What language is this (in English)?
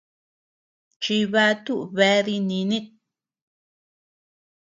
Tepeuxila Cuicatec